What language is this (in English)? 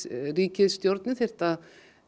Icelandic